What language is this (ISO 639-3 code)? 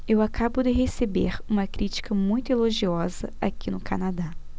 por